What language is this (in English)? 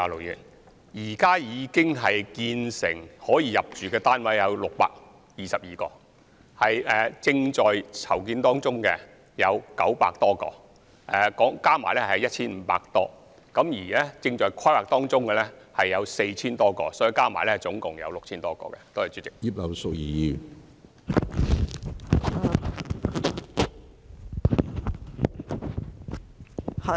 Cantonese